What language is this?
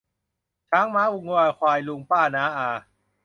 Thai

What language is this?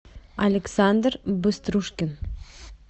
Russian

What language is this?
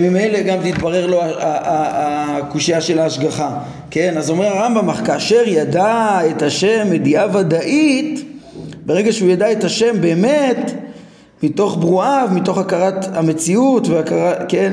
Hebrew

